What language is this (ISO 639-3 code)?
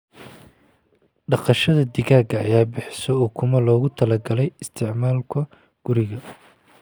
som